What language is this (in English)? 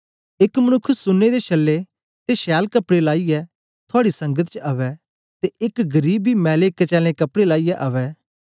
Dogri